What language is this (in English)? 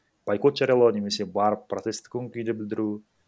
Kazakh